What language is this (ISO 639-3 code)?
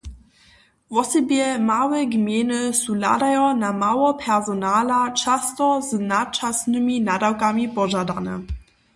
hsb